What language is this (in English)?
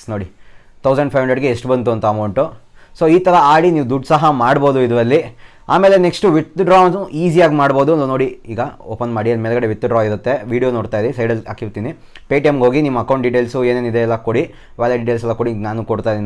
Kannada